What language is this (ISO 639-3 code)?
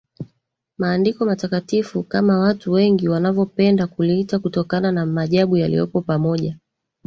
swa